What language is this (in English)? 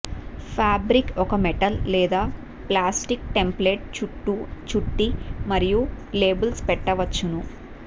Telugu